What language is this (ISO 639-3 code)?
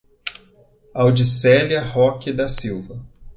por